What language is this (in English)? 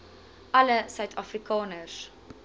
Afrikaans